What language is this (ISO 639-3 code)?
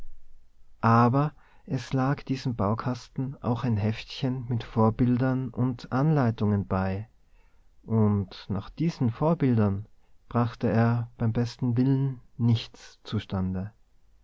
deu